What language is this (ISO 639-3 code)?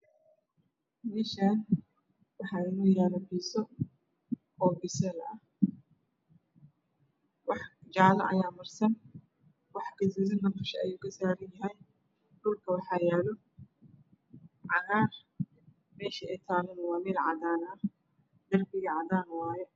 som